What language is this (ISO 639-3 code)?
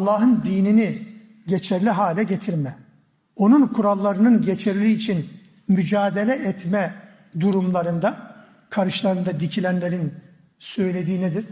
tur